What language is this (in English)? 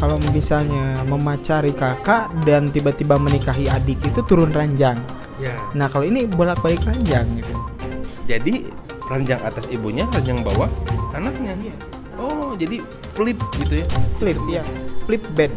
Indonesian